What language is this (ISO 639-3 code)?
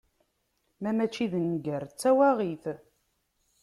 kab